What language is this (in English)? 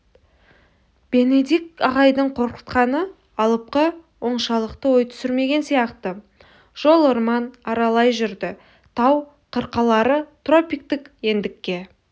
Kazakh